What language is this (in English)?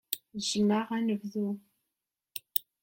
Kabyle